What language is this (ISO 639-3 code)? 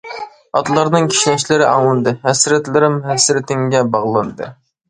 uig